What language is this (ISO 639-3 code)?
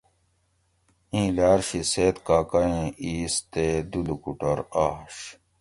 gwc